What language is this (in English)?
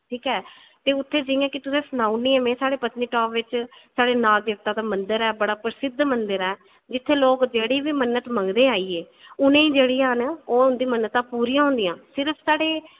Dogri